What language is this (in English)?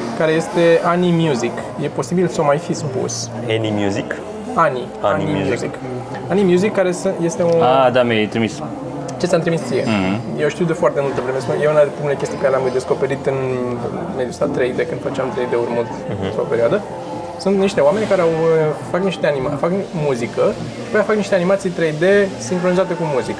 Romanian